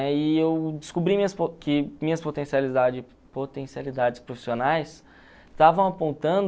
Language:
Portuguese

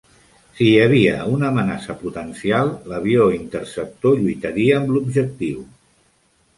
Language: Catalan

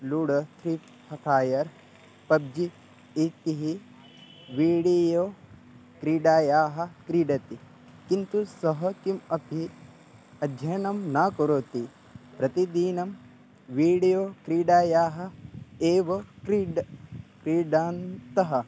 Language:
Sanskrit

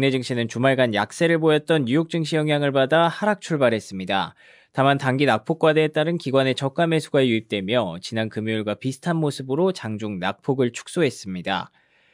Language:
Korean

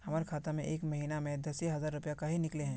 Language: Magahi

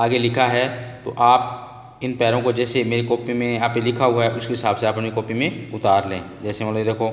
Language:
Hindi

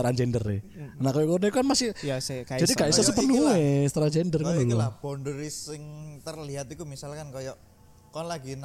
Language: Indonesian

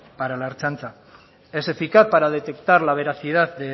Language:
Spanish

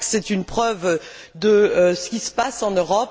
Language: French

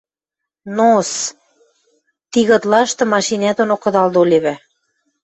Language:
Western Mari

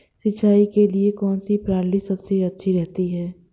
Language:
Hindi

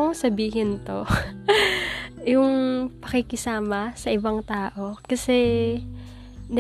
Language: Filipino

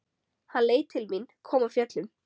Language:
Icelandic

